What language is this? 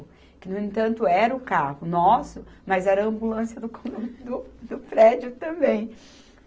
Portuguese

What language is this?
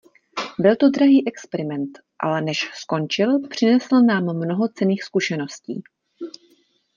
Czech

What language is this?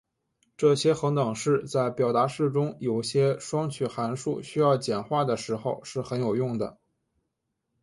Chinese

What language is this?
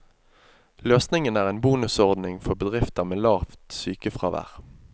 Norwegian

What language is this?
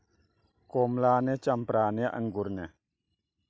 Manipuri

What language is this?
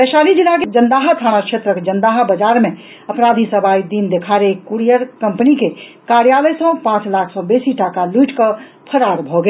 Maithili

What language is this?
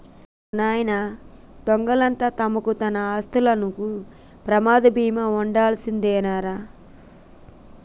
Telugu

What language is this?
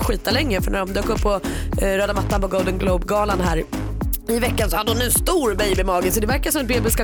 Swedish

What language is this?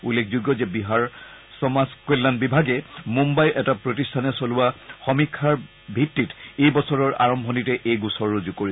Assamese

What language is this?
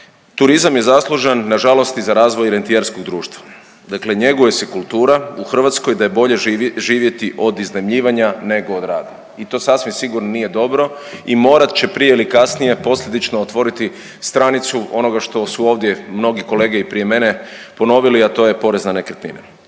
Croatian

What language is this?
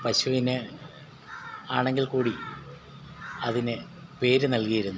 Malayalam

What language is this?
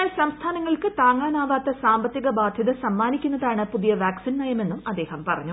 Malayalam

